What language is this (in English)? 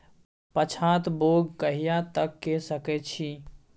Maithili